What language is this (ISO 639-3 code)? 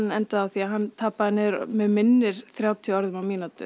isl